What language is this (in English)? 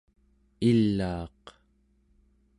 Central Yupik